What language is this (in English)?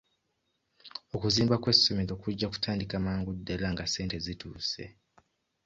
Ganda